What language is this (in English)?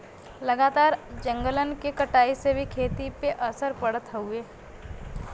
Bhojpuri